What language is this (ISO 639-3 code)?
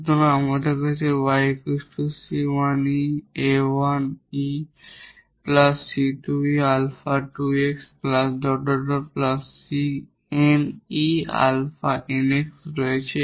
ben